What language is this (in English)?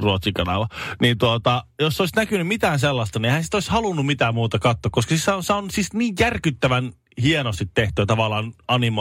Finnish